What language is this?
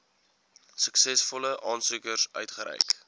Afrikaans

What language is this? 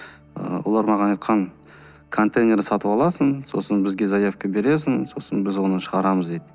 Kazakh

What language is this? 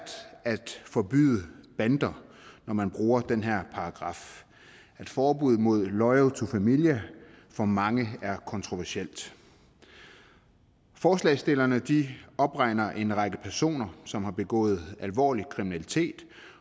Danish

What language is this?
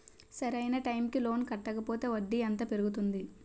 Telugu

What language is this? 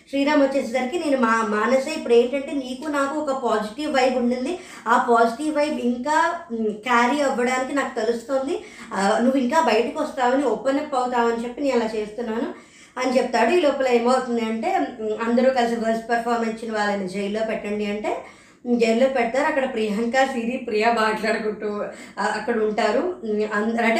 Telugu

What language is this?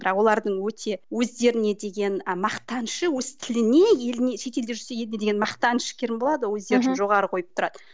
Kazakh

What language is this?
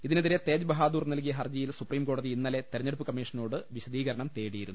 Malayalam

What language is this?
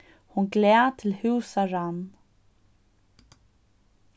Faroese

